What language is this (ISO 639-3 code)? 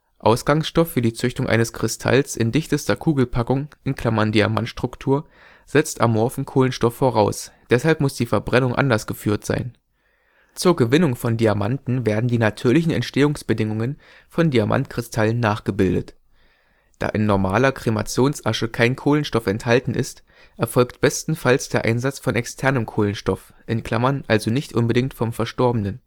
deu